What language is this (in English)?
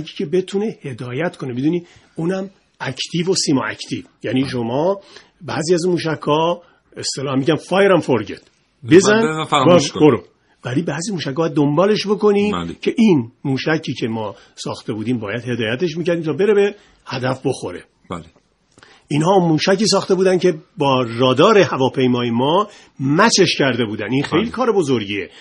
Persian